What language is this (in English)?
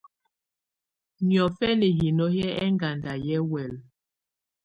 Tunen